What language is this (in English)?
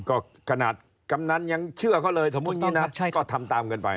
Thai